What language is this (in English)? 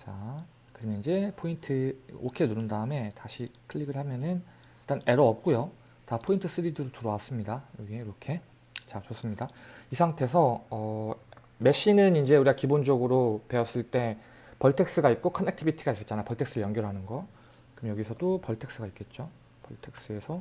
Korean